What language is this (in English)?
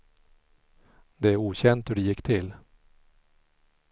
Swedish